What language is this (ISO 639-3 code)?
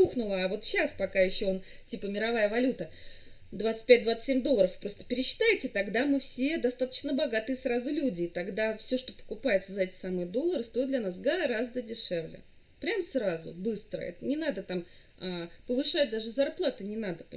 rus